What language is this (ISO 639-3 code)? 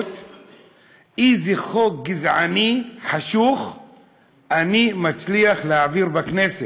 heb